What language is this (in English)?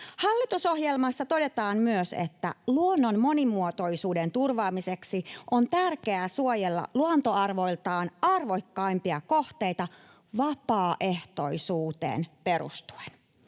Finnish